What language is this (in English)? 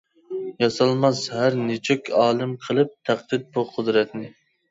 Uyghur